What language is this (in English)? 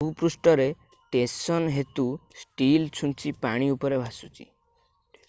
Odia